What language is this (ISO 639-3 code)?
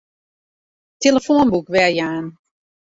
fry